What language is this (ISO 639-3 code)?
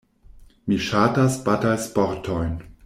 epo